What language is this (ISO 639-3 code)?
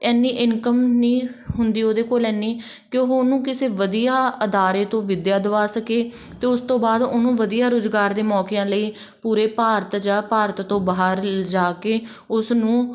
pan